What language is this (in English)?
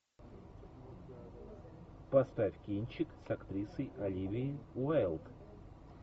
Russian